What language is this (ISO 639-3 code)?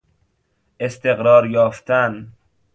fas